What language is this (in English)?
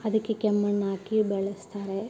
Kannada